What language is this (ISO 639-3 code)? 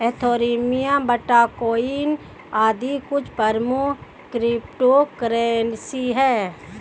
hin